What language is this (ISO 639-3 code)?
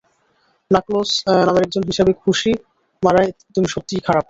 ben